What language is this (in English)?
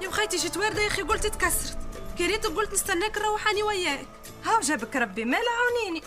Arabic